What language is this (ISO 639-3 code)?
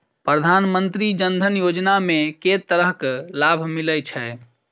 mai